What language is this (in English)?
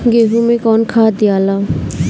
Bhojpuri